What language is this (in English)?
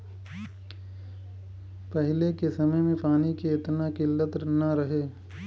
Bhojpuri